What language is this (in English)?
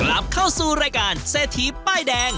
Thai